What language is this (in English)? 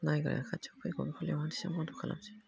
Bodo